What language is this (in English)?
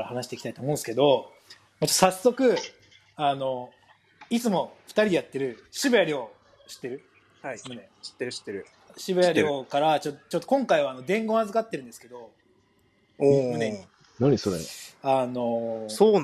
Japanese